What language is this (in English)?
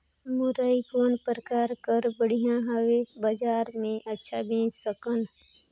Chhattisgarhi